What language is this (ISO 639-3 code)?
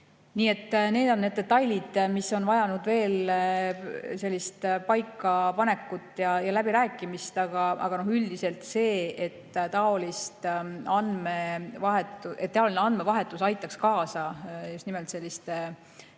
est